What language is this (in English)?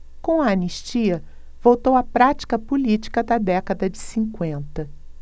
Portuguese